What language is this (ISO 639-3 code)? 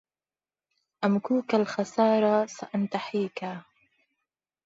ara